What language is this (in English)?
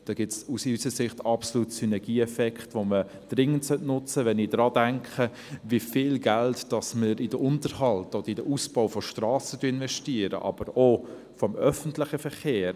Swiss German